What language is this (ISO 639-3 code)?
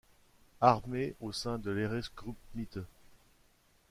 fra